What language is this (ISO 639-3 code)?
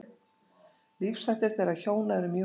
isl